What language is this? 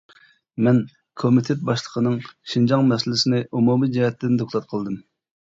Uyghur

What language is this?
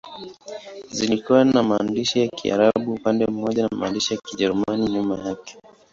Swahili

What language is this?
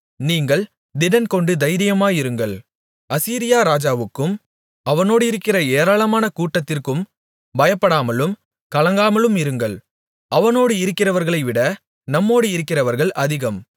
Tamil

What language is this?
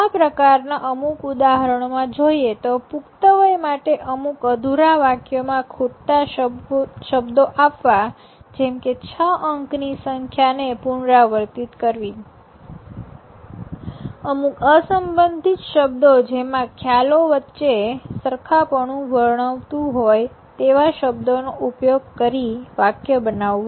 Gujarati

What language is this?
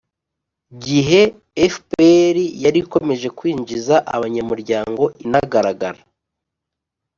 Kinyarwanda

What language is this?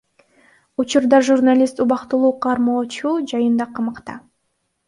Kyrgyz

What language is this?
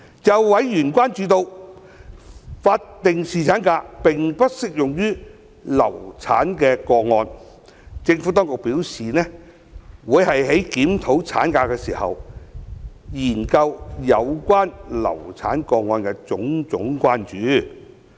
Cantonese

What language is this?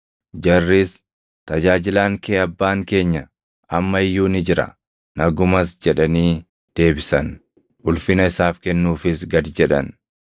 Oromo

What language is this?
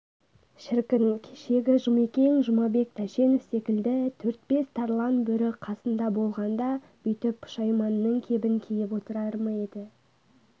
Kazakh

